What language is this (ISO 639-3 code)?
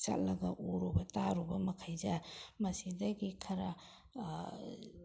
mni